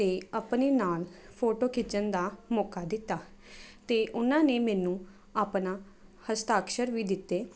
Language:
Punjabi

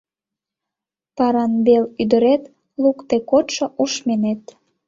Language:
Mari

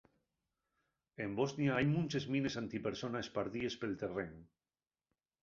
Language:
Asturian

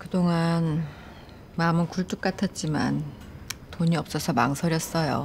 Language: Korean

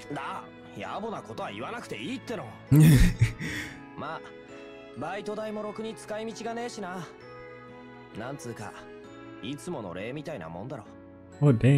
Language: English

